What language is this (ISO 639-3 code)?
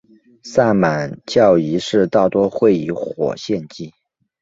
zho